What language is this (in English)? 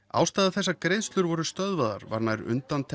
Icelandic